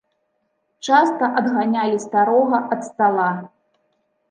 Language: Belarusian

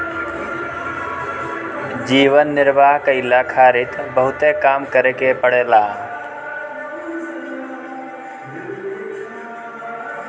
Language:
Bhojpuri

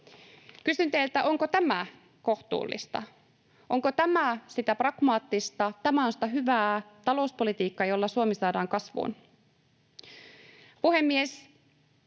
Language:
Finnish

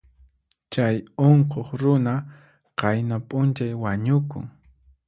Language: Puno Quechua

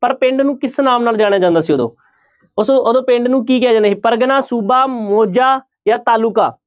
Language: Punjabi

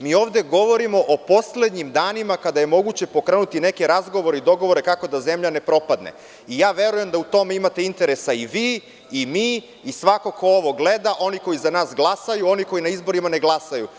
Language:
Serbian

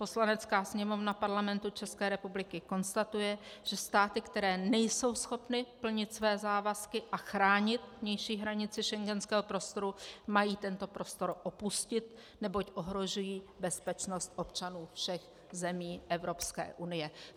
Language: Czech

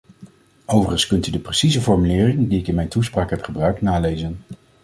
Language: Dutch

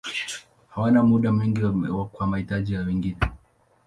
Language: Swahili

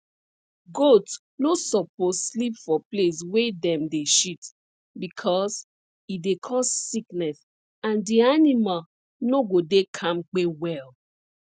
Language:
Nigerian Pidgin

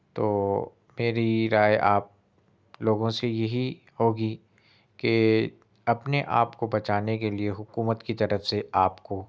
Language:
Urdu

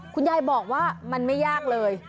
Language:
Thai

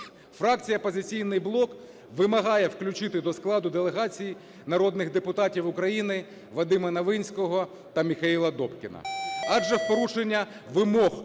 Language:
Ukrainian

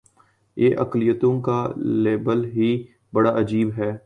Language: Urdu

